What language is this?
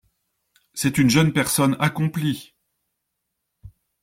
French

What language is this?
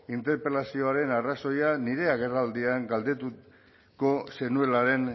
Basque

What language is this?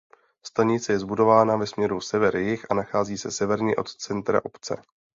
Czech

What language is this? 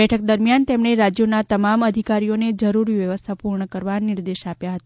Gujarati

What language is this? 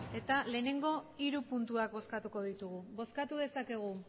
Basque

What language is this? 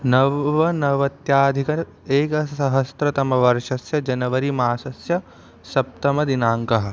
Sanskrit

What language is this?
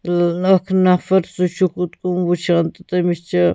Kashmiri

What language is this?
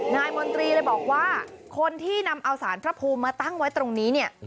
Thai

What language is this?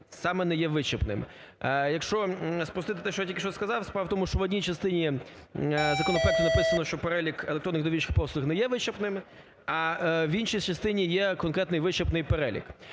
Ukrainian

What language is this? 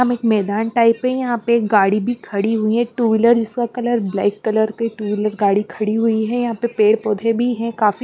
Hindi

